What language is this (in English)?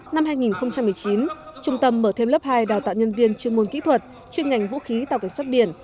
Vietnamese